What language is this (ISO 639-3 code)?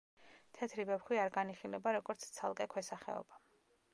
kat